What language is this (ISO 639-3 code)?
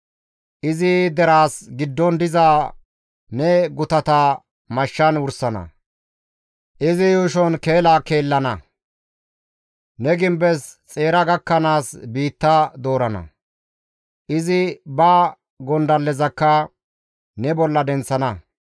gmv